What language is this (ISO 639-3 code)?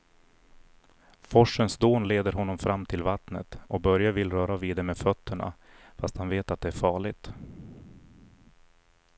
swe